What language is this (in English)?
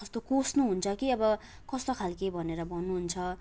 Nepali